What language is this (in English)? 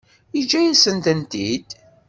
Kabyle